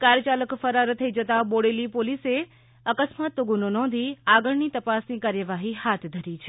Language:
Gujarati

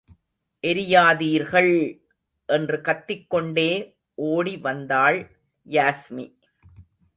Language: Tamil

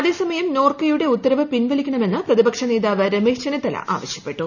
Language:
Malayalam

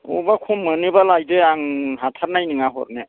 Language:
Bodo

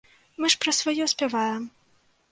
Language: Belarusian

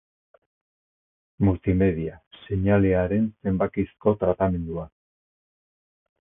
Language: Basque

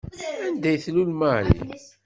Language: Kabyle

